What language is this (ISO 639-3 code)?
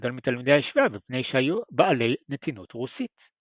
heb